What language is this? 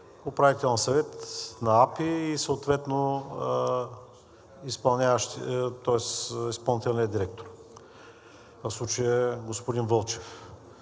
Bulgarian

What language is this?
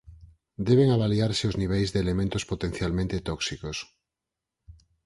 Galician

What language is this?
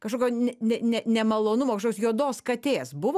Lithuanian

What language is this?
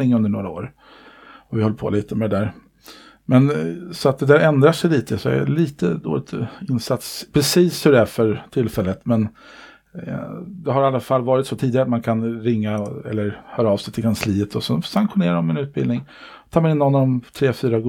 Swedish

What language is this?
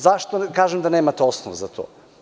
Serbian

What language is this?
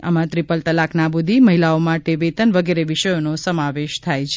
Gujarati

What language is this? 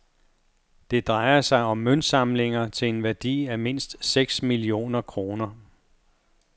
Danish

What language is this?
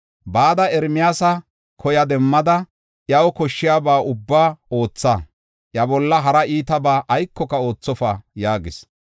Gofa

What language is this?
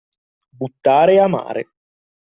Italian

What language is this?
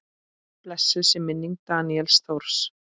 Icelandic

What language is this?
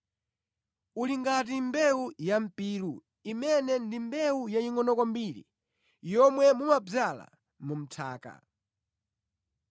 Nyanja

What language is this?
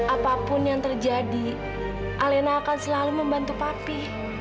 Indonesian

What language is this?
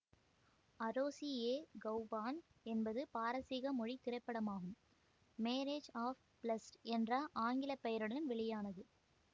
Tamil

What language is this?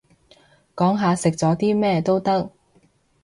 Cantonese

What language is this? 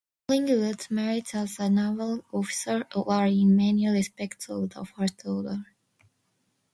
English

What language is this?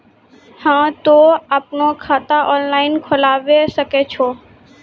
Maithili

